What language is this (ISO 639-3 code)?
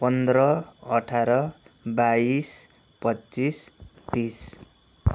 nep